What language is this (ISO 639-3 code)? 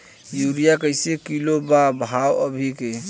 bho